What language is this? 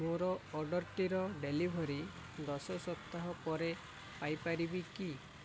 Odia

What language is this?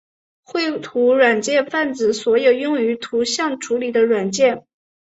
Chinese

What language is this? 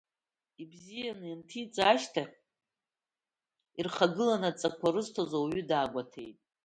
Abkhazian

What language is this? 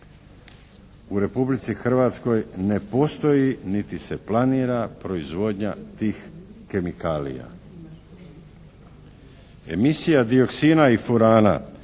Croatian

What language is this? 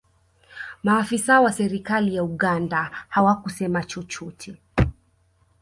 Swahili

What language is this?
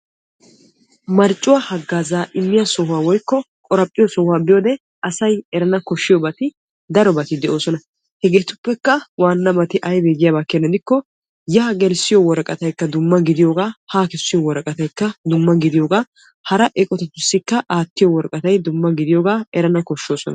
Wolaytta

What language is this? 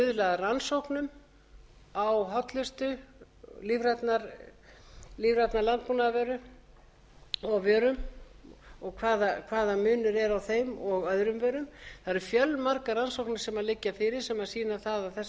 Icelandic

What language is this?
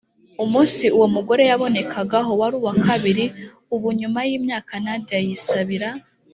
Kinyarwanda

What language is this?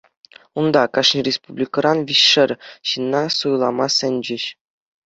Chuvash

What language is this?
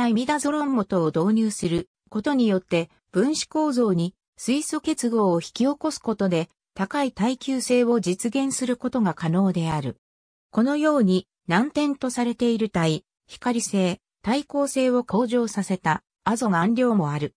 Japanese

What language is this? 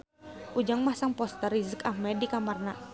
Sundanese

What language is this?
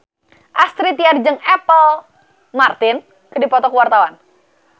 Sundanese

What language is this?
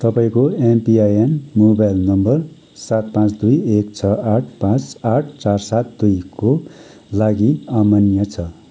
Nepali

